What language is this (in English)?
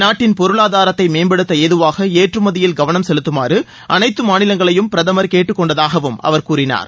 Tamil